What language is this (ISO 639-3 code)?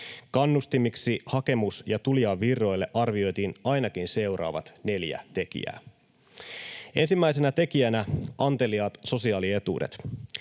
fin